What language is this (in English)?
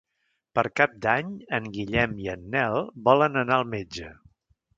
Catalan